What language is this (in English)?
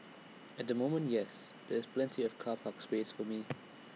English